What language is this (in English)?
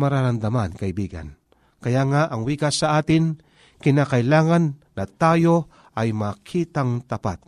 Filipino